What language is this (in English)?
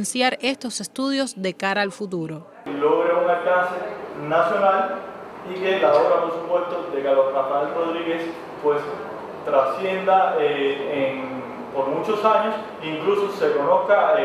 Spanish